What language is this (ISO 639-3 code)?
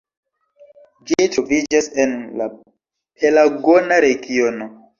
epo